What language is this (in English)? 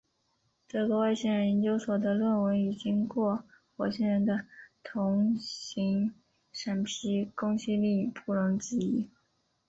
Chinese